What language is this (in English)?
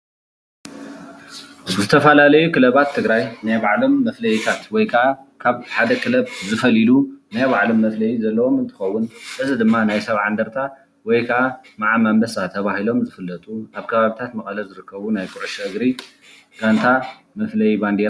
Tigrinya